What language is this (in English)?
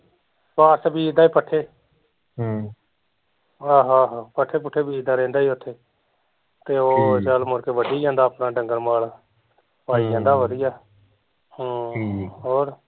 Punjabi